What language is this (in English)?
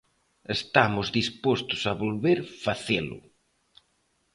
Galician